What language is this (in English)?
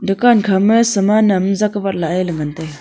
Wancho Naga